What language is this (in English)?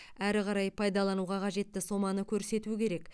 Kazakh